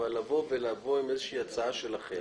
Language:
Hebrew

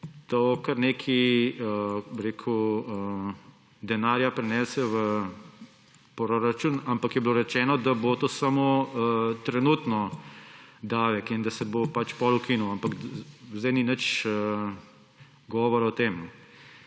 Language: Slovenian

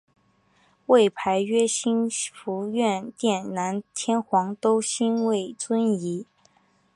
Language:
Chinese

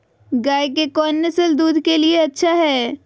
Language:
Magahi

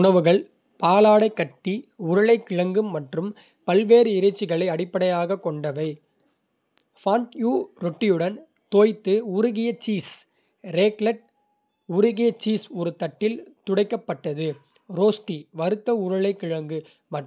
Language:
Kota (India)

